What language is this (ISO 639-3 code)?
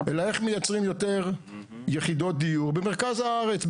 heb